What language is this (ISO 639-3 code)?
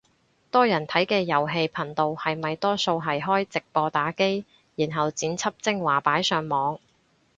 yue